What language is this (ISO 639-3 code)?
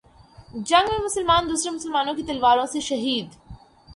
urd